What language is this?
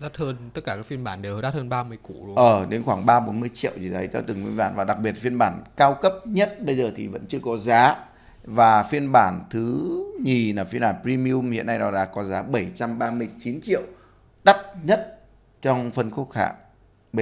Vietnamese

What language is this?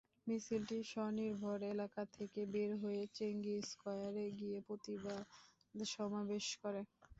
Bangla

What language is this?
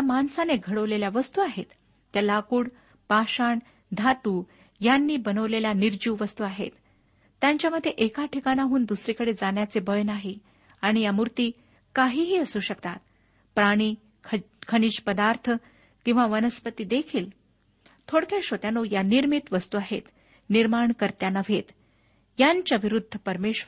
Marathi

